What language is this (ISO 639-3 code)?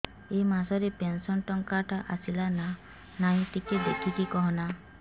ori